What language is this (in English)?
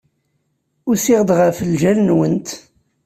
Kabyle